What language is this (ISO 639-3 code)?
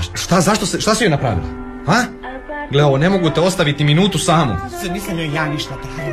hrv